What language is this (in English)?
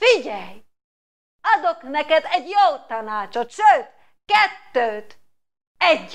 Hungarian